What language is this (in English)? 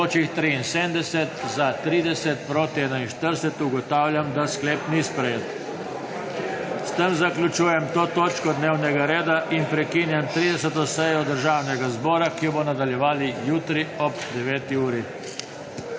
Slovenian